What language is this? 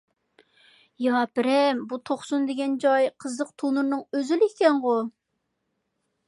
Uyghur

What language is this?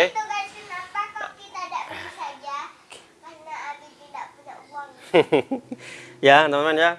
Indonesian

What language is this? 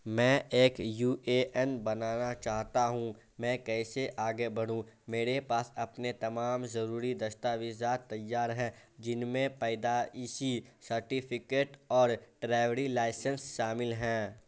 Urdu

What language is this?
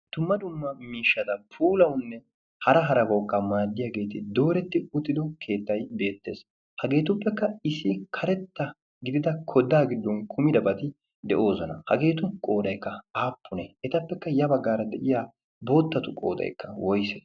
Wolaytta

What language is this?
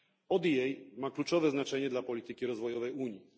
Polish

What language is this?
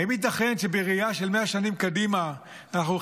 Hebrew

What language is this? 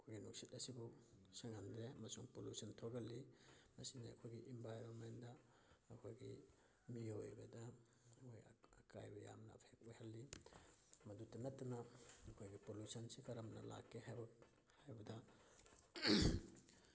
Manipuri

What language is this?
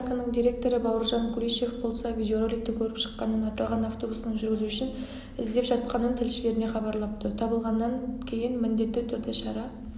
Kazakh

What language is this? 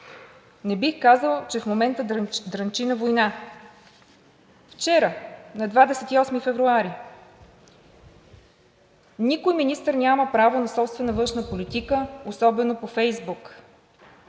Bulgarian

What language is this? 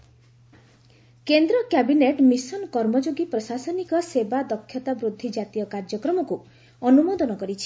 Odia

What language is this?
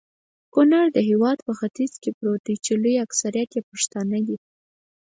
Pashto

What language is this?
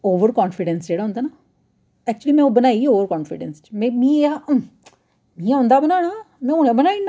Dogri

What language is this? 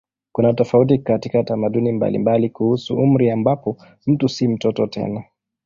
Swahili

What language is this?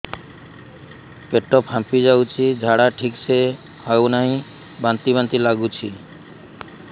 Odia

